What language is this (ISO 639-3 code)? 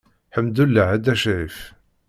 kab